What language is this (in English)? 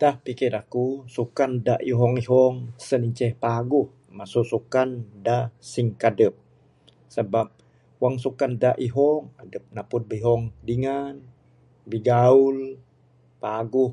Bukar-Sadung Bidayuh